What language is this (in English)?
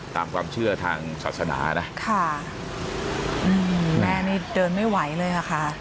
Thai